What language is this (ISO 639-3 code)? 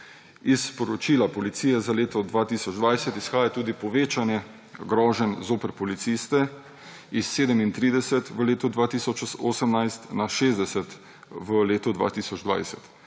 slv